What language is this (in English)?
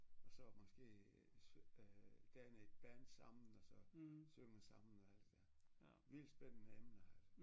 Danish